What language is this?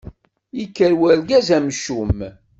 Kabyle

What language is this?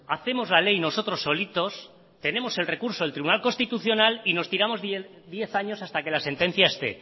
Spanish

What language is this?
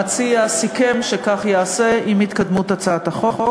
Hebrew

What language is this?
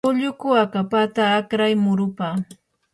Yanahuanca Pasco Quechua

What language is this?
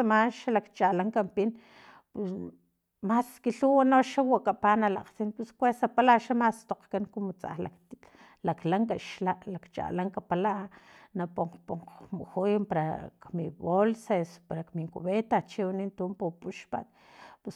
Filomena Mata-Coahuitlán Totonac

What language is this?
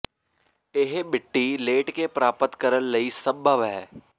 Punjabi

